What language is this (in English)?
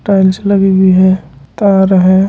Hindi